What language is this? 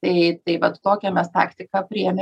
Lithuanian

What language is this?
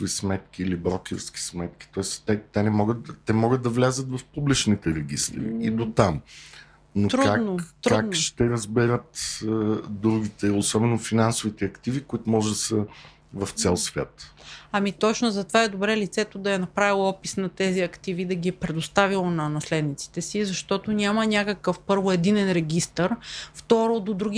Bulgarian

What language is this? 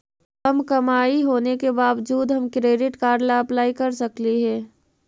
Magahi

